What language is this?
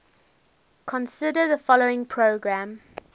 English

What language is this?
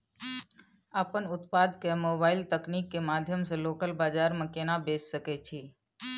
Maithili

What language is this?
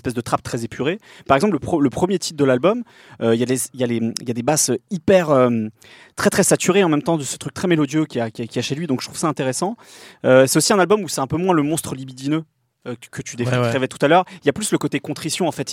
French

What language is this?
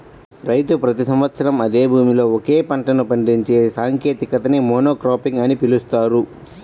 Telugu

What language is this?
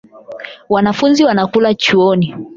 Swahili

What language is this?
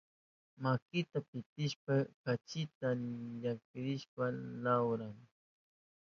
Southern Pastaza Quechua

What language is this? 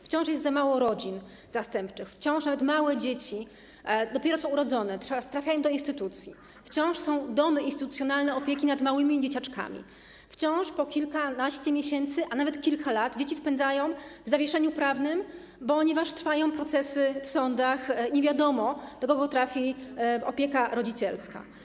Polish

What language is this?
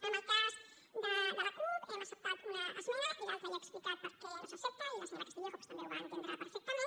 Catalan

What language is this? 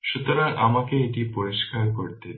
Bangla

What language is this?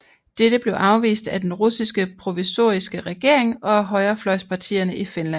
Danish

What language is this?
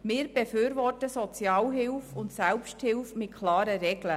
Swiss German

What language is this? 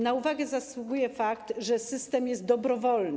Polish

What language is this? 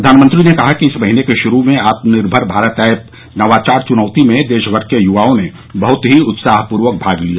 Hindi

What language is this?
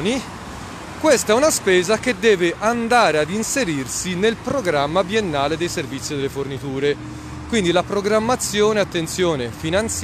Italian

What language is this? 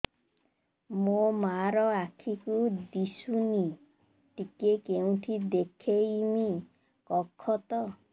Odia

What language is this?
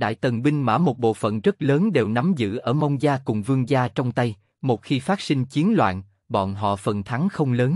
Vietnamese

